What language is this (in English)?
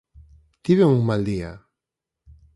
Galician